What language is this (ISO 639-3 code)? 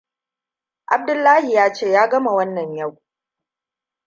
hau